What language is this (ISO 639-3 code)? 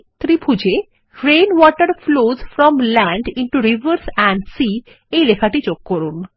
ben